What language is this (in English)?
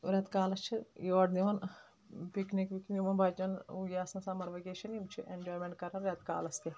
Kashmiri